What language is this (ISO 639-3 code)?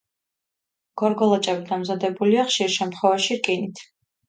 kat